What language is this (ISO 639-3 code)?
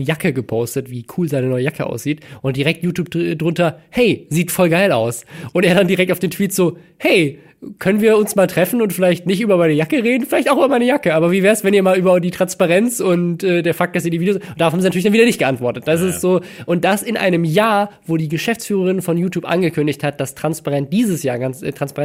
deu